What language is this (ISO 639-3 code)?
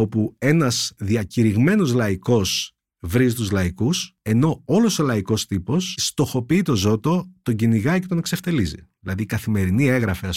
ell